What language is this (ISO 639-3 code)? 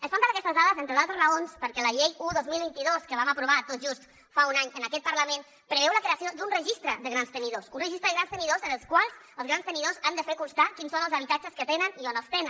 cat